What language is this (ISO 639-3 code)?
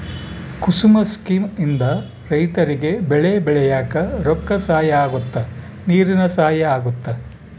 kan